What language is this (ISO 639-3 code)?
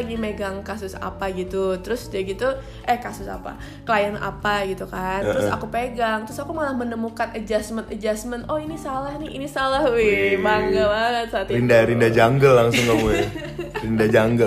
ind